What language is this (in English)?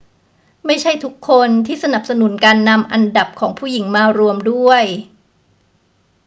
Thai